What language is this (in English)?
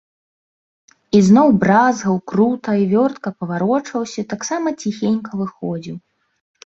Belarusian